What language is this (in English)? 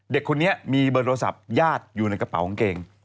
Thai